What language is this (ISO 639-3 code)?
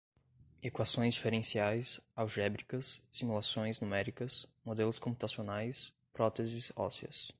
por